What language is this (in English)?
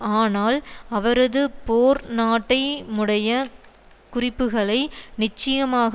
Tamil